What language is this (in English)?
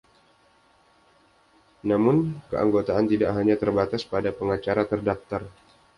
Indonesian